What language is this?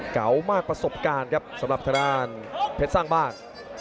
Thai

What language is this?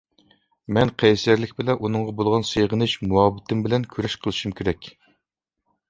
Uyghur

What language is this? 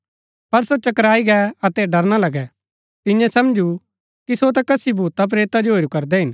Gaddi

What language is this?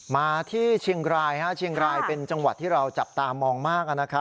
Thai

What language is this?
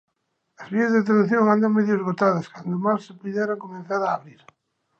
Galician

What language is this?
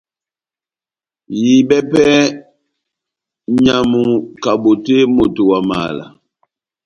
Batanga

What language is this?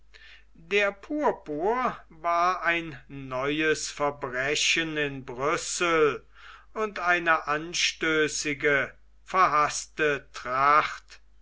German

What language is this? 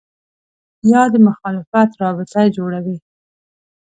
Pashto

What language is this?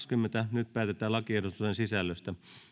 Finnish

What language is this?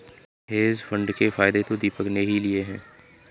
Hindi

